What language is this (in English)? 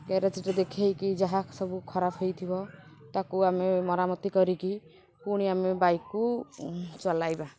Odia